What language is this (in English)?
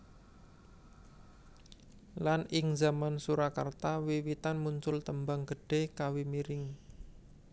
Javanese